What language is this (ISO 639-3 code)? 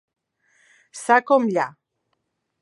cat